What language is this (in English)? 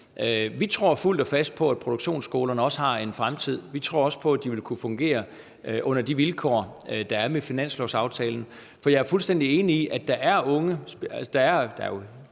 Danish